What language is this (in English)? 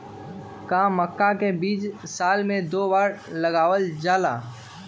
Magahi